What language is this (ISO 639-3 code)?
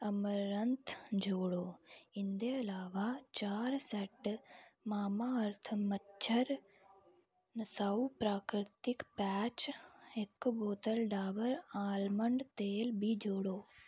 doi